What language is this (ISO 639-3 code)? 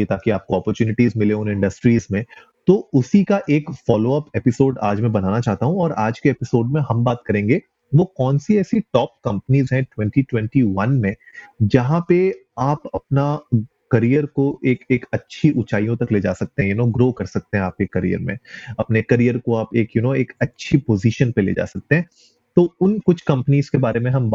hin